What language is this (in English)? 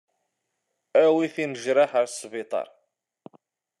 Kabyle